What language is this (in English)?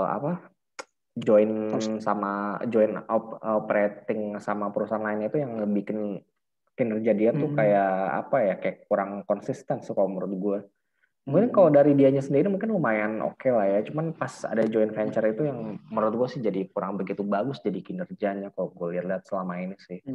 Indonesian